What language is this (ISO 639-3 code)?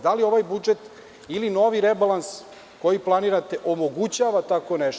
srp